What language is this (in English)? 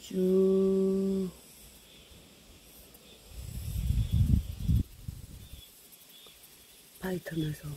Korean